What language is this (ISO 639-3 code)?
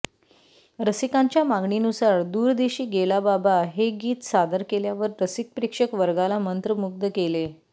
mar